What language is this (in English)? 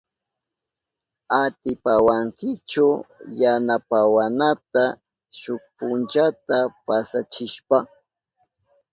Southern Pastaza Quechua